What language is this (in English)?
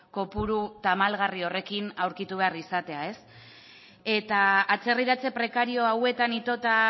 Basque